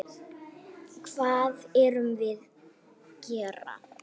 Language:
Icelandic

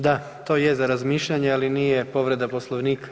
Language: Croatian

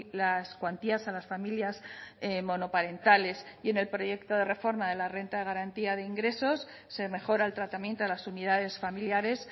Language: Spanish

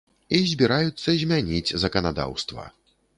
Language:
Belarusian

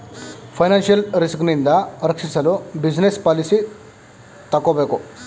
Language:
Kannada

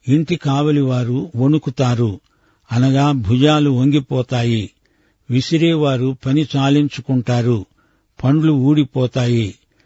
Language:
Telugu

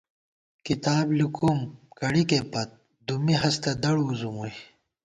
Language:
Gawar-Bati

